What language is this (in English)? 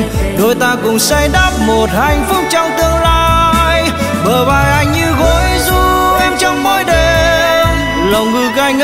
Vietnamese